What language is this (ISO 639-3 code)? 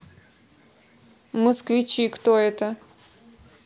rus